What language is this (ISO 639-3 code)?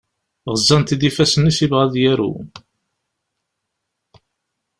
kab